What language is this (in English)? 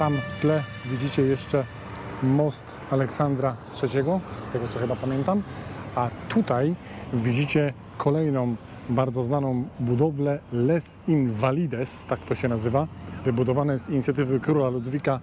Polish